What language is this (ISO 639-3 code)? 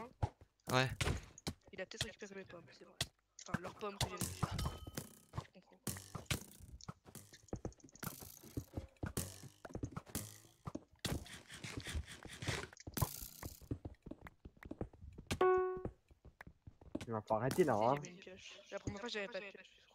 fra